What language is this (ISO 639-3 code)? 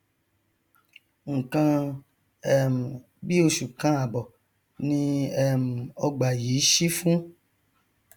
yor